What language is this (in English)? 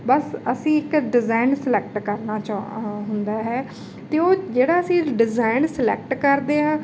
Punjabi